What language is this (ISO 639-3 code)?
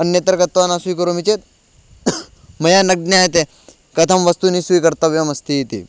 san